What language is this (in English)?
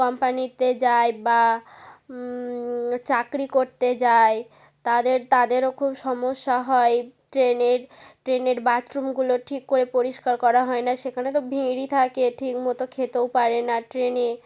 Bangla